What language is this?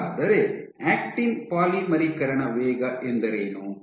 Kannada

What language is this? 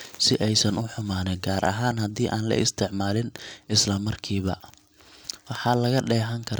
Somali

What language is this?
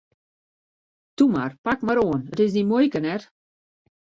Western Frisian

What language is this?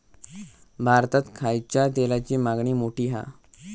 Marathi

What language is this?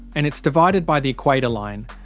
English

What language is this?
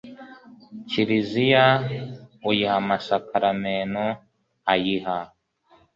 Kinyarwanda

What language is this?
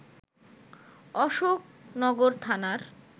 Bangla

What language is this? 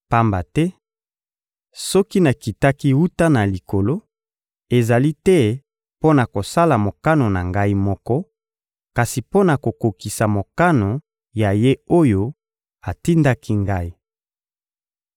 Lingala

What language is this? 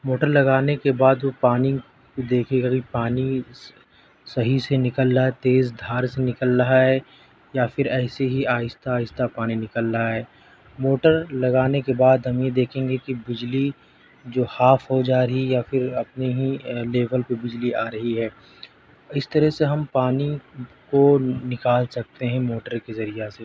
Urdu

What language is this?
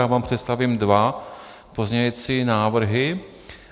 Czech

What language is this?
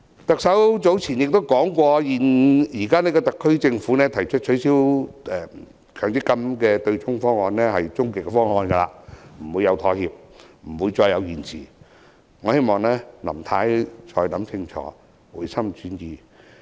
Cantonese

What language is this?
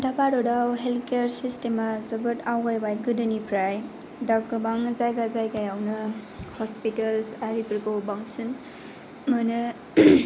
Bodo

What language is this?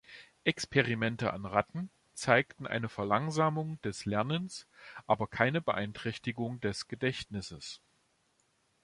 German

